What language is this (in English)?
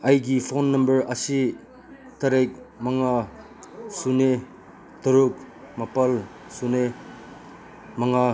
Manipuri